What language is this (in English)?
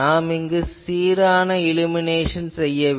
Tamil